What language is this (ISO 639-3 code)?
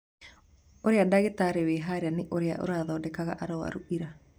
kik